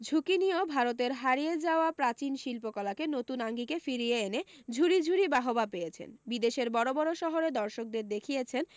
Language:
Bangla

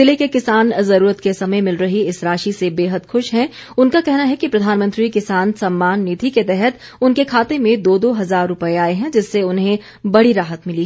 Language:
Hindi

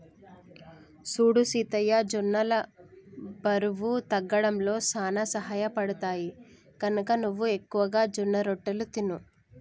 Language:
Telugu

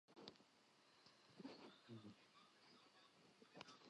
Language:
Central Kurdish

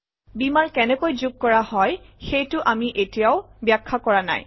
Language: Assamese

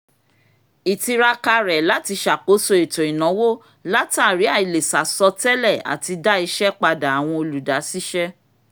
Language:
Yoruba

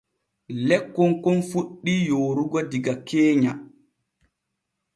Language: Borgu Fulfulde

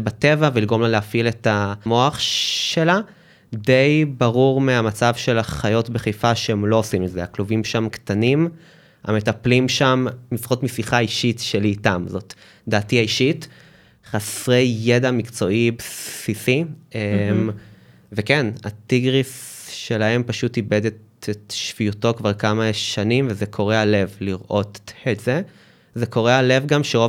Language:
Hebrew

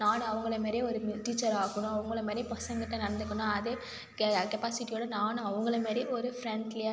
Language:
Tamil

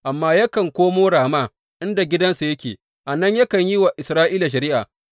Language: Hausa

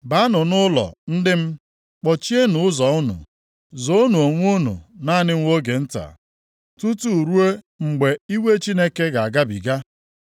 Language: Igbo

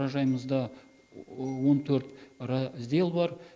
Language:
Kazakh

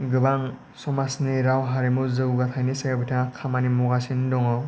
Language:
Bodo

